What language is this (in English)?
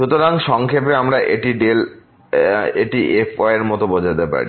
Bangla